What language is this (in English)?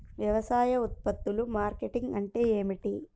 Telugu